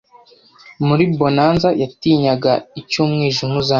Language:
Kinyarwanda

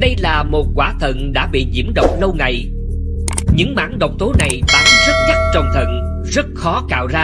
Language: Vietnamese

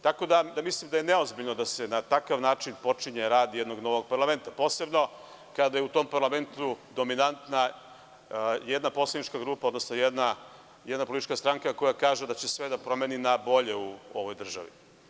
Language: Serbian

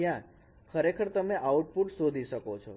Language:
Gujarati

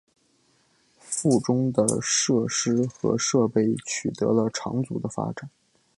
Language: Chinese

